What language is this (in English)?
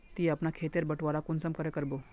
Magahi